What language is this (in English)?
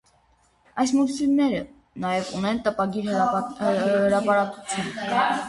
Armenian